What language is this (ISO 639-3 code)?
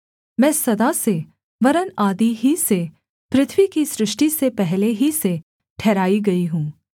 hin